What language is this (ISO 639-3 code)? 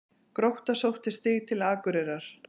isl